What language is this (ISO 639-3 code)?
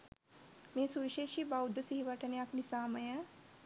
sin